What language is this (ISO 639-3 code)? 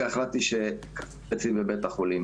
heb